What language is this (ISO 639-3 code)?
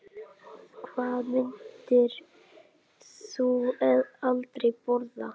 isl